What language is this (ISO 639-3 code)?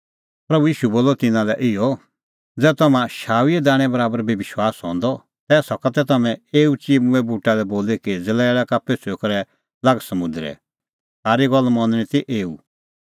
kfx